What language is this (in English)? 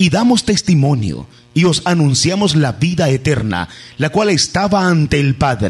Spanish